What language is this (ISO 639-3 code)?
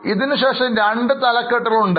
mal